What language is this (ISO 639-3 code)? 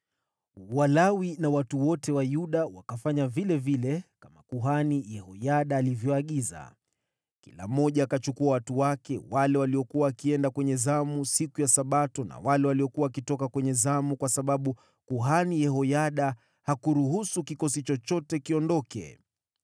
swa